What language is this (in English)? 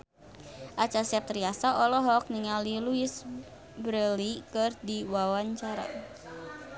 Sundanese